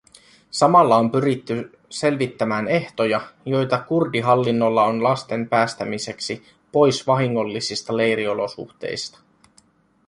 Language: Finnish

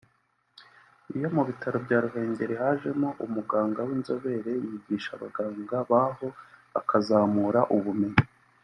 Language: Kinyarwanda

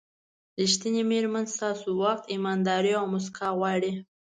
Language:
Pashto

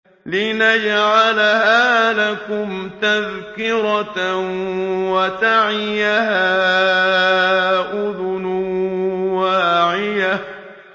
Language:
Arabic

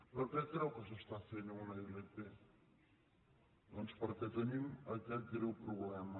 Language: Catalan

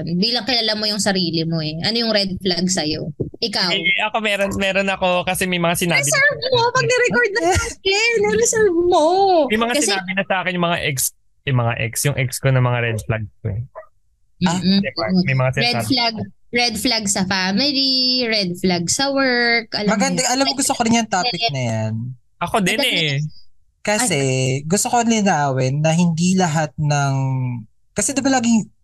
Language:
Filipino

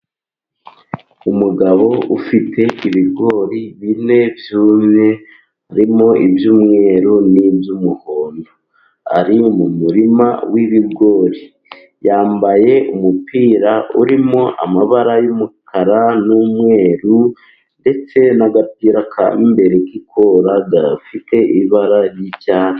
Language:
Kinyarwanda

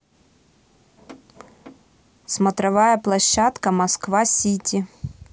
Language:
Russian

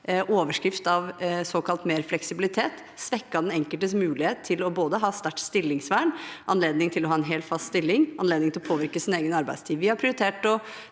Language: Norwegian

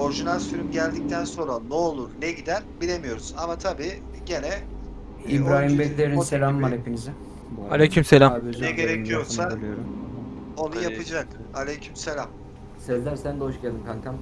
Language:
Turkish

